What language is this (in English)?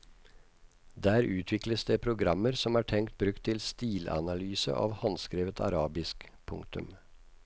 Norwegian